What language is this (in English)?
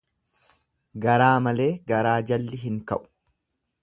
Oromo